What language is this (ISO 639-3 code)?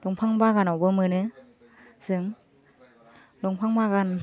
brx